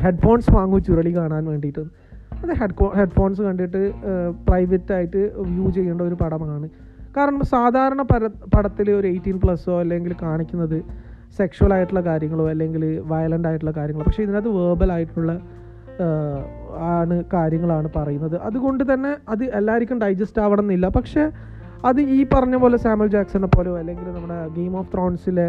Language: Malayalam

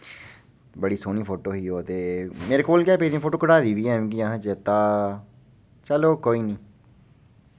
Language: Dogri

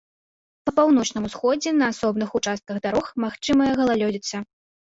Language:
Belarusian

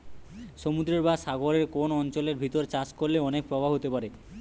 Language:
Bangla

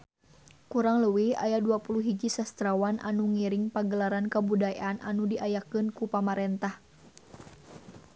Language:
Sundanese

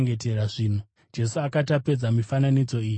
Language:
Shona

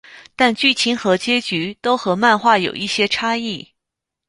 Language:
Chinese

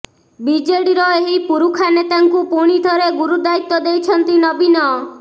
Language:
Odia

